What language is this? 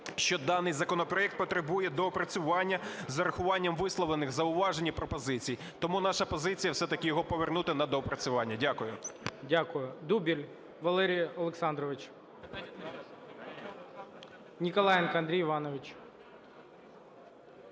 Ukrainian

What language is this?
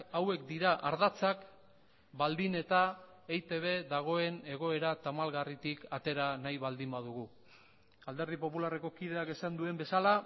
Basque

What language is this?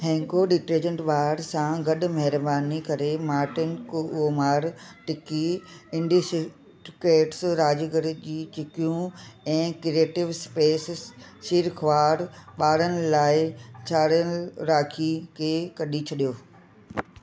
Sindhi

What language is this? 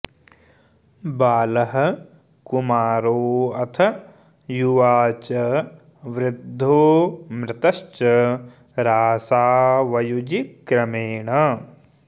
Sanskrit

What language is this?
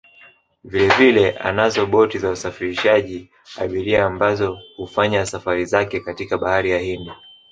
Swahili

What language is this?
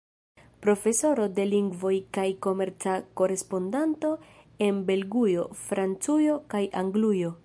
Esperanto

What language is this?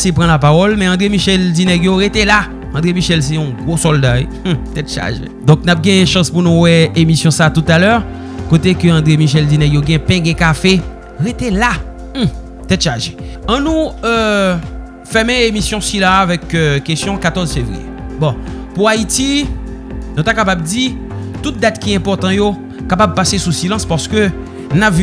French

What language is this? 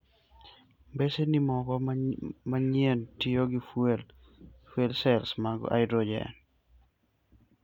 Luo (Kenya and Tanzania)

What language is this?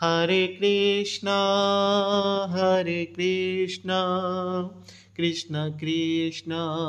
Hindi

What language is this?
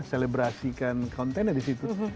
Indonesian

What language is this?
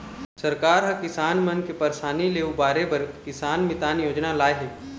Chhattisgarhi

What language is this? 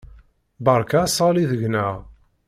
Kabyle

